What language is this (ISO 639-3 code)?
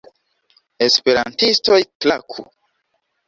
epo